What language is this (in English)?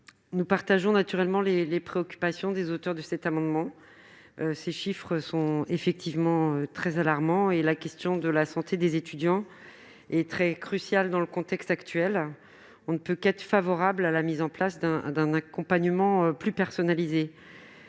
French